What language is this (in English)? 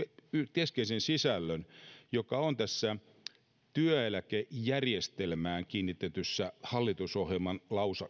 Finnish